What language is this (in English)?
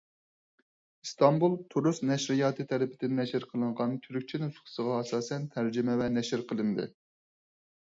Uyghur